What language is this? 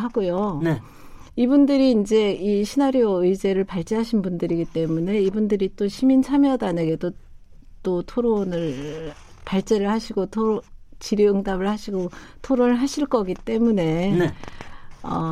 Korean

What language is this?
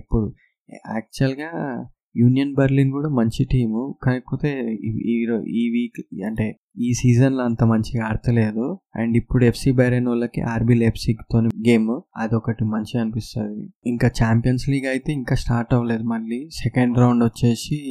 Telugu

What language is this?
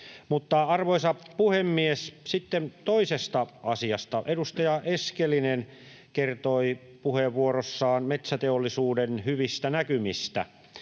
Finnish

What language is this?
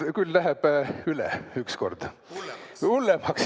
Estonian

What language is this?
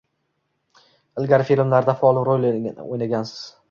Uzbek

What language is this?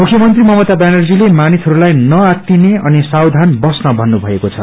Nepali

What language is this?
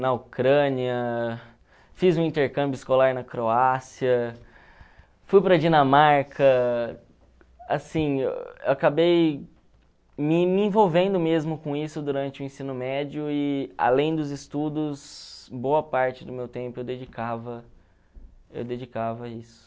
Portuguese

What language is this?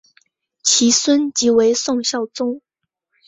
Chinese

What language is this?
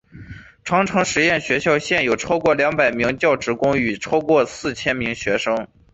Chinese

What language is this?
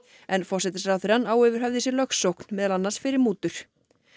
Icelandic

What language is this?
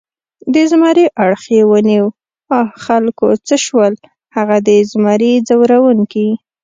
Pashto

